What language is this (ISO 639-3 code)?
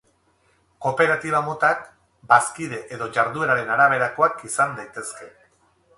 eus